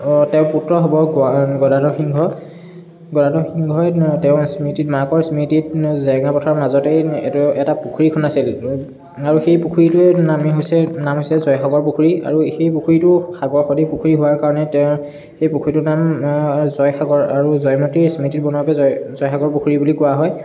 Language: Assamese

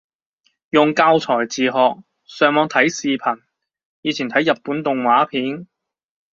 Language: Cantonese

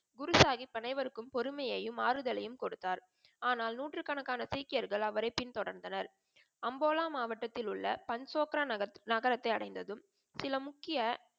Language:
Tamil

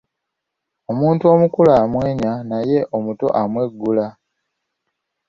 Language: Ganda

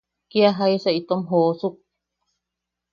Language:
Yaqui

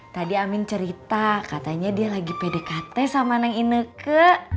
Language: Indonesian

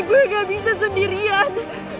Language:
Indonesian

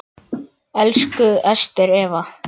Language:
Icelandic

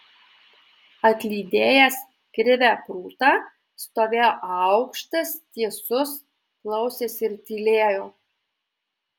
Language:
Lithuanian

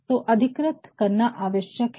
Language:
Hindi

